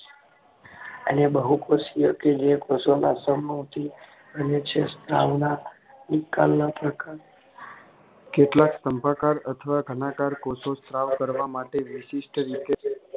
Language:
Gujarati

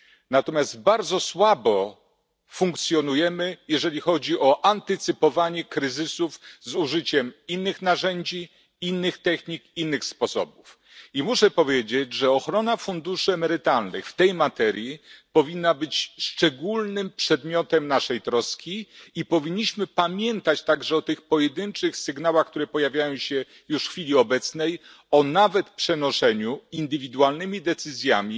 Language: Polish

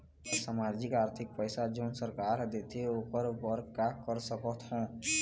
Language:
Chhattisgarhi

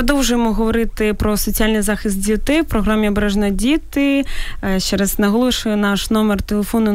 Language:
Ukrainian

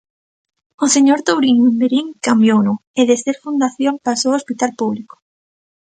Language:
Galician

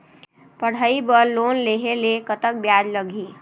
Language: Chhattisgarhi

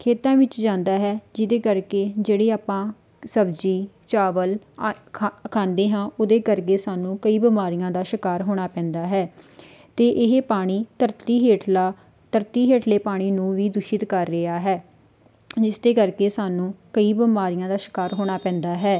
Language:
Punjabi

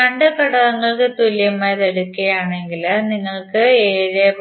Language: Malayalam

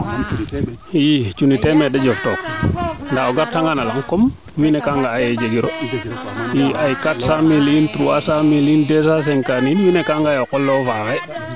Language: Serer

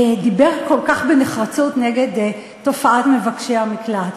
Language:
Hebrew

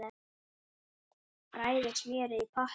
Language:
Icelandic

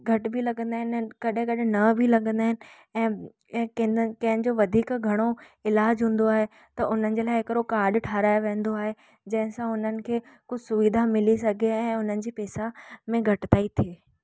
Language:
Sindhi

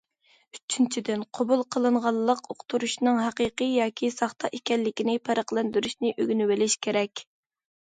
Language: Uyghur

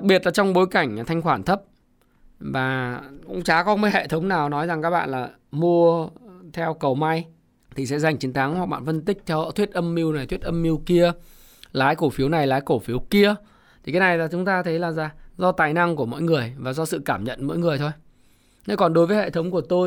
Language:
Vietnamese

